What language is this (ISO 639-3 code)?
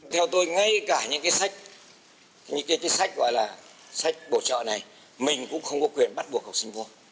vie